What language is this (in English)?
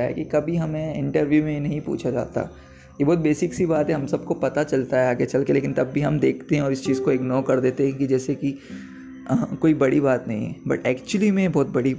Hindi